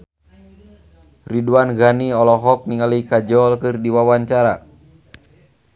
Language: Sundanese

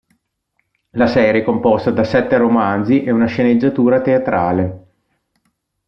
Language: Italian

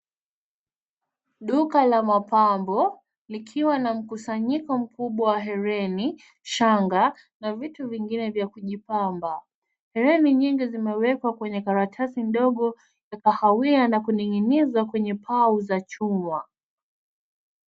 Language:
Swahili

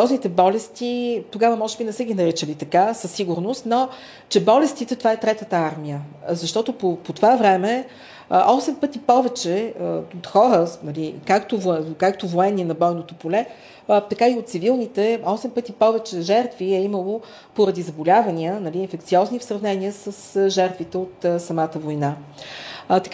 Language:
Bulgarian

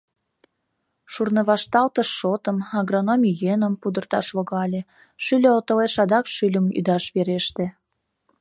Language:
Mari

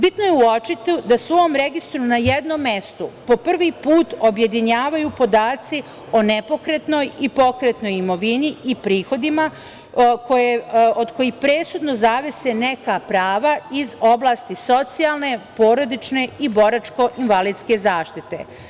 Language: Serbian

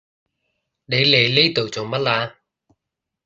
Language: Cantonese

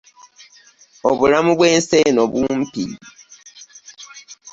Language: Ganda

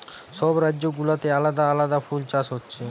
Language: Bangla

